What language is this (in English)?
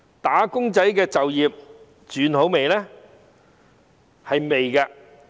Cantonese